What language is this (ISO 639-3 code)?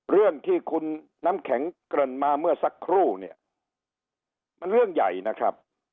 tha